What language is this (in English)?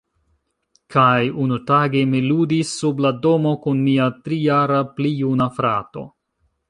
Esperanto